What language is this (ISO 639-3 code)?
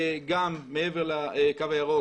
heb